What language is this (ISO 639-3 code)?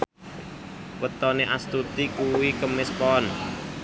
jav